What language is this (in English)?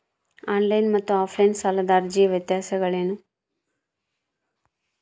Kannada